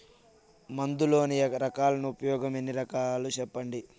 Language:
Telugu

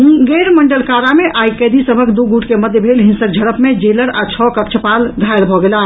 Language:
Maithili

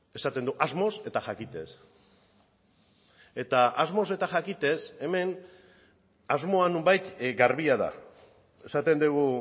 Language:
Basque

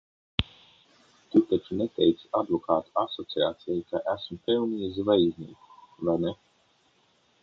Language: Latvian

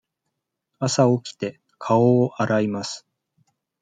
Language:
Japanese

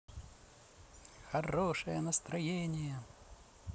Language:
Russian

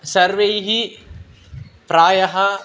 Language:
Sanskrit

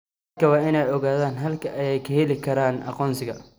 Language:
Somali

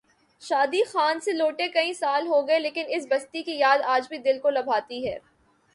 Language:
Urdu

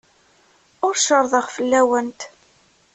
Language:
Kabyle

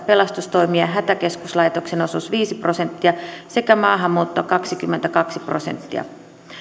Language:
Finnish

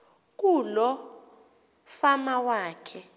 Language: Xhosa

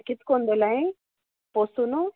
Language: Konkani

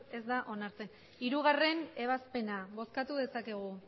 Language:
Basque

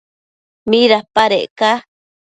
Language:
Matsés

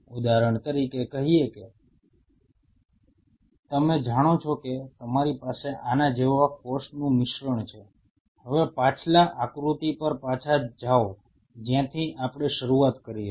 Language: Gujarati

